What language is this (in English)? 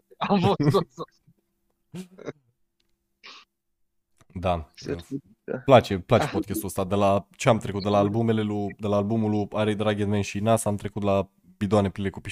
Romanian